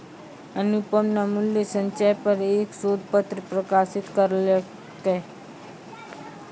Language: Maithili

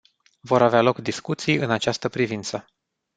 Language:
Romanian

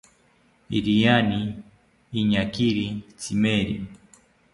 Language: South Ucayali Ashéninka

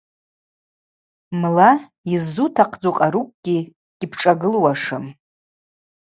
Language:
Abaza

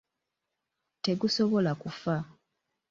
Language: Ganda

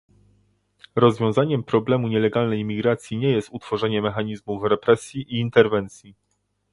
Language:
Polish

